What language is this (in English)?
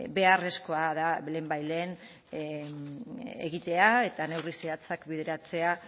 Basque